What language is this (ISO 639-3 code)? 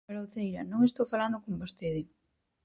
glg